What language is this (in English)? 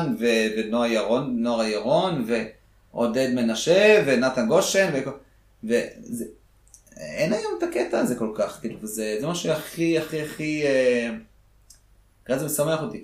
Hebrew